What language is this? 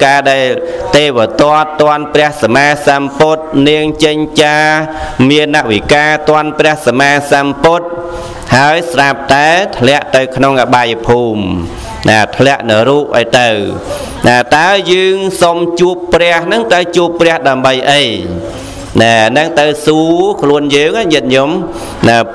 Vietnamese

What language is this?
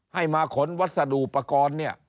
Thai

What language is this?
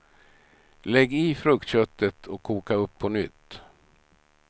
Swedish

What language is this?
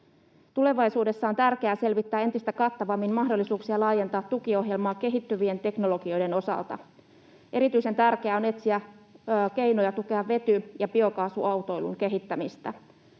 Finnish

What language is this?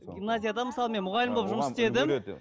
Kazakh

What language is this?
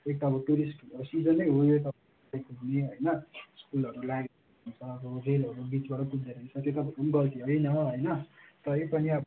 Nepali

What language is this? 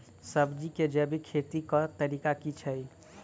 Maithili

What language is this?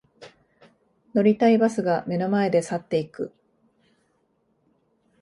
Japanese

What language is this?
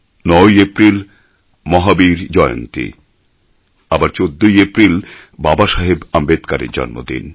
Bangla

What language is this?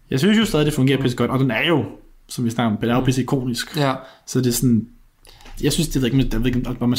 Danish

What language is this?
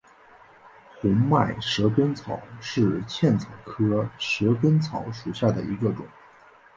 Chinese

